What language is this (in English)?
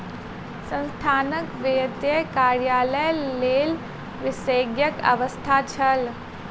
Maithili